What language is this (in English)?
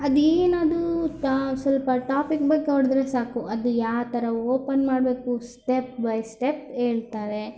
Kannada